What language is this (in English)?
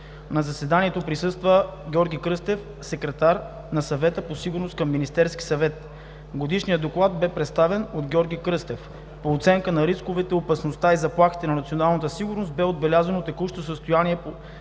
Bulgarian